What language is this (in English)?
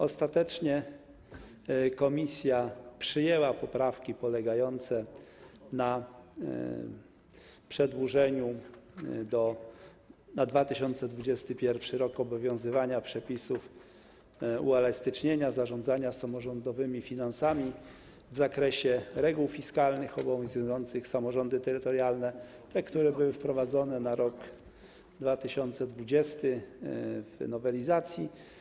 Polish